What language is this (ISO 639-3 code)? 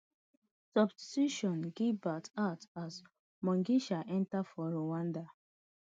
pcm